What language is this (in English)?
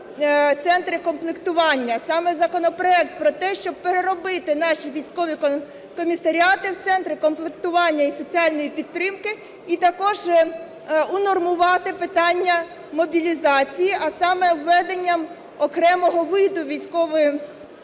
Ukrainian